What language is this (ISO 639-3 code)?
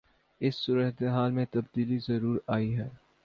urd